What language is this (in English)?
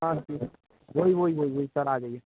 Hindi